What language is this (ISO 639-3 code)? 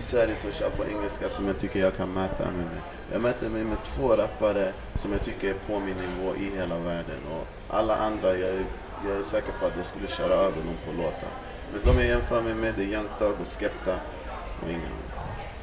swe